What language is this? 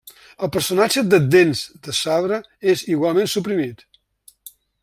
Catalan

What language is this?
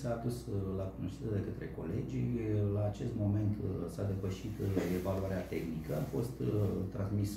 Romanian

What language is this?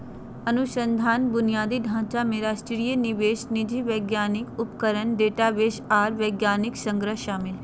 Magahi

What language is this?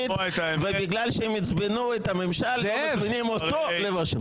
Hebrew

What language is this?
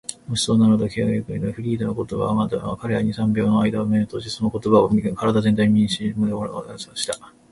Japanese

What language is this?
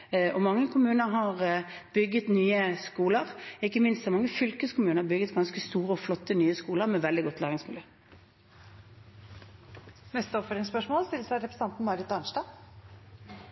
Norwegian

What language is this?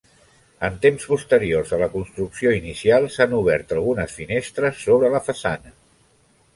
Catalan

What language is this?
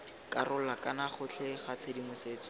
Tswana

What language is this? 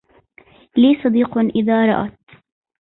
Arabic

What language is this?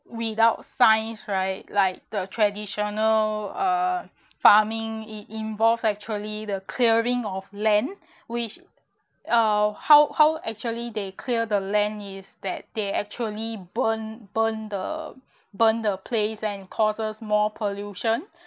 English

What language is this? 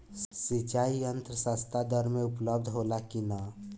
Bhojpuri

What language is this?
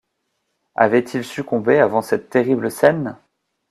French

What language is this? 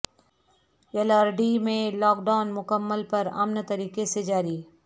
Urdu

